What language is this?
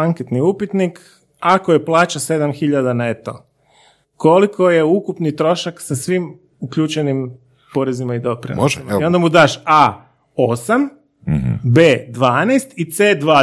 Croatian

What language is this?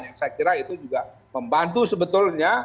Indonesian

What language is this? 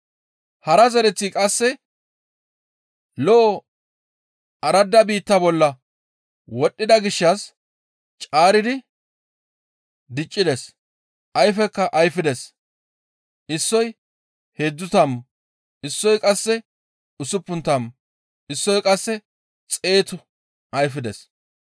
Gamo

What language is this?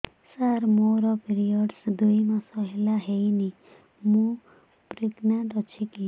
Odia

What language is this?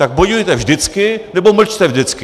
Czech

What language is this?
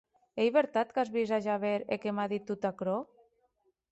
Occitan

